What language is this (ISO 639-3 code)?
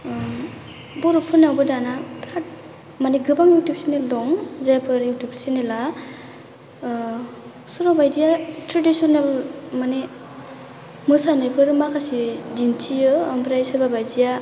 brx